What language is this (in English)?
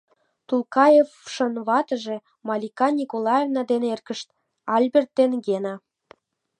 Mari